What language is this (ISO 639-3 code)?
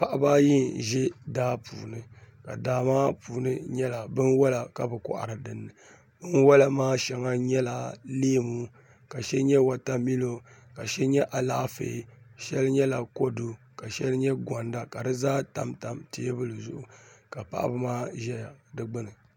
dag